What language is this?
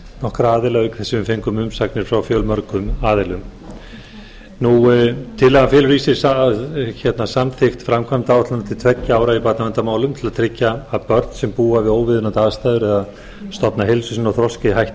Icelandic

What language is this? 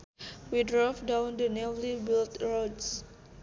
Sundanese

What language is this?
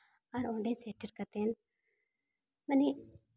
Santali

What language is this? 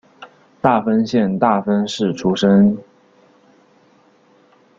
Chinese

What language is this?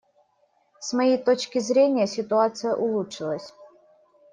Russian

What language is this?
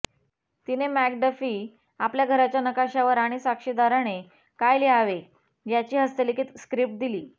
Marathi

